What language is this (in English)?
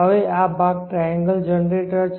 Gujarati